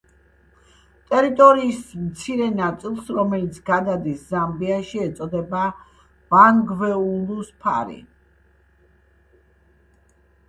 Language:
Georgian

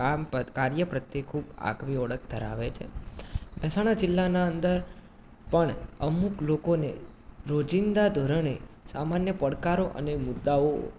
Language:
Gujarati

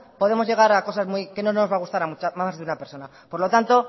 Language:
Spanish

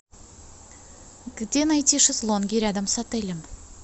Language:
Russian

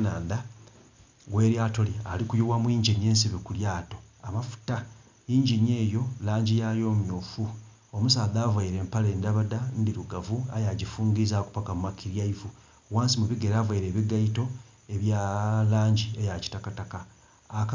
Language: Soga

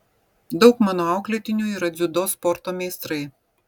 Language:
Lithuanian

